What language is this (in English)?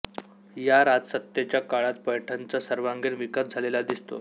Marathi